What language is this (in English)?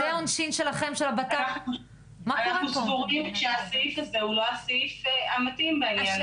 Hebrew